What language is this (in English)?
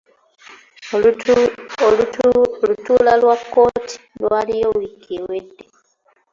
Ganda